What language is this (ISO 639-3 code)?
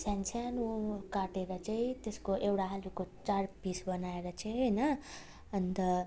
nep